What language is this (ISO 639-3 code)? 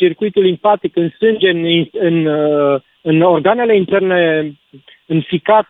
ron